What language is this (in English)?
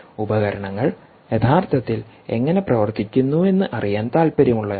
Malayalam